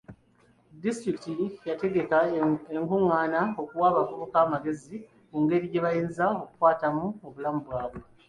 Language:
Ganda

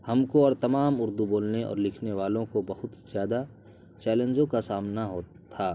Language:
Urdu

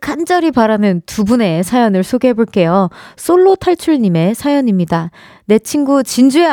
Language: Korean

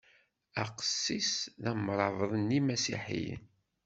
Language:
Kabyle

